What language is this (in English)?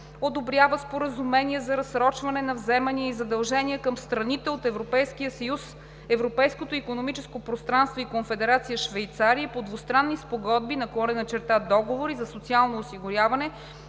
Bulgarian